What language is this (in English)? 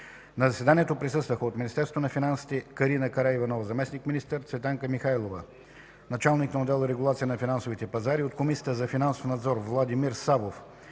Bulgarian